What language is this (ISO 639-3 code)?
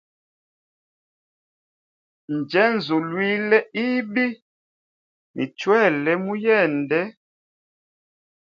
hem